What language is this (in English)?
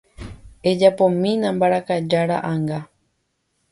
Guarani